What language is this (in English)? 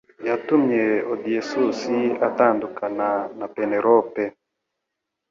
Kinyarwanda